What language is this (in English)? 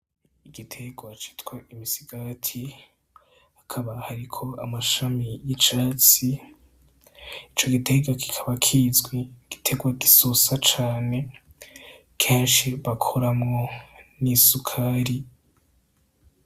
Rundi